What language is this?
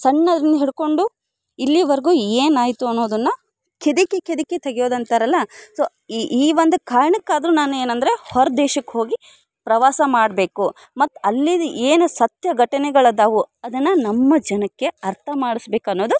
Kannada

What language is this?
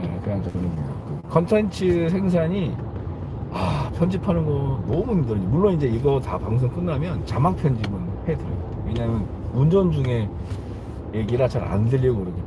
Korean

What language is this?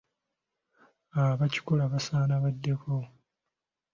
Ganda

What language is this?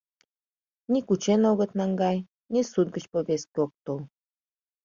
Mari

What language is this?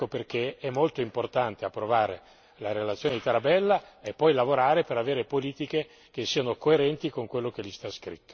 Italian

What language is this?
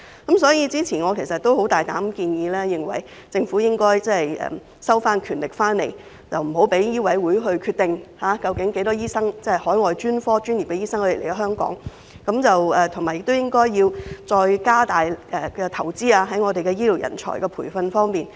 Cantonese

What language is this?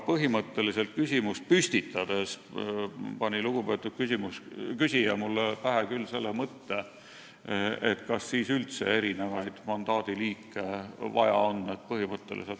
Estonian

